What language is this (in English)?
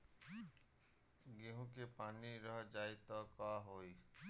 Bhojpuri